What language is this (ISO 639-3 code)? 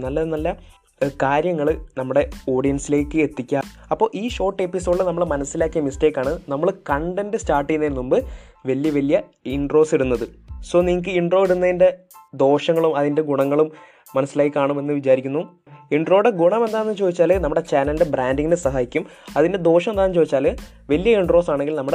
mal